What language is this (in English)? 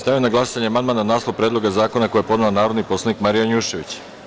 Serbian